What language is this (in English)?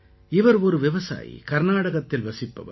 Tamil